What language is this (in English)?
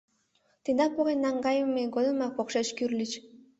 Mari